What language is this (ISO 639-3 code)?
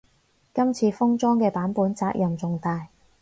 yue